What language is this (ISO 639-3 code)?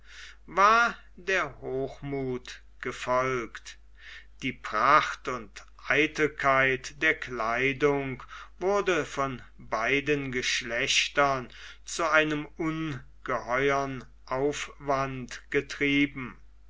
deu